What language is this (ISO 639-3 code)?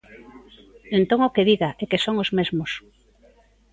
glg